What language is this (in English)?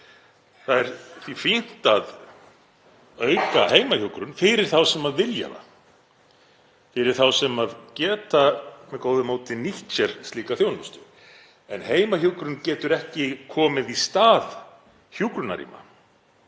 Icelandic